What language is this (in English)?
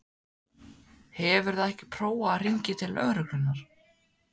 Icelandic